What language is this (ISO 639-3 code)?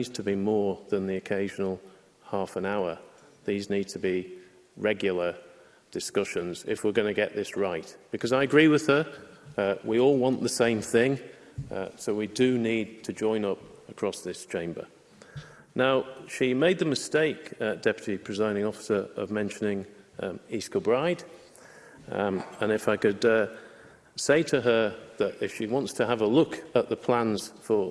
eng